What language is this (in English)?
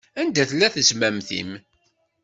Kabyle